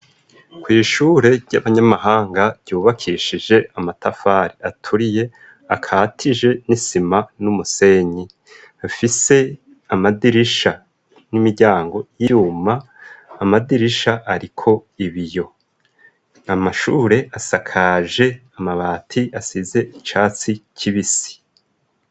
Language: Rundi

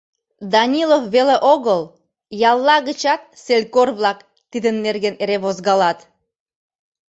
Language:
Mari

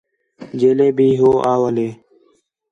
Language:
Khetrani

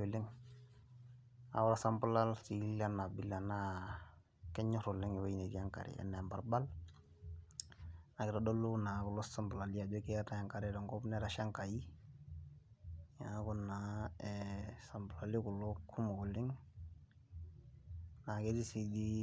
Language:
Masai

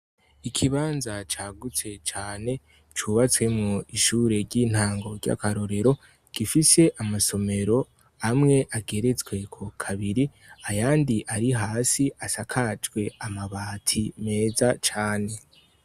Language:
Rundi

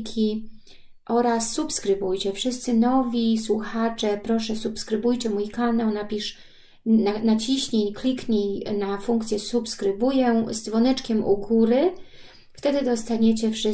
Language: Polish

